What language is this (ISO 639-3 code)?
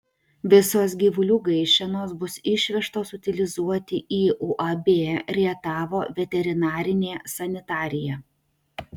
lit